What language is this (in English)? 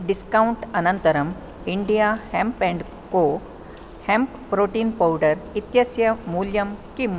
Sanskrit